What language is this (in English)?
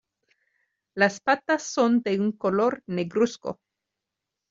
Spanish